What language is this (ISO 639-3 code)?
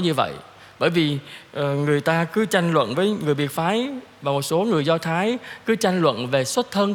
vie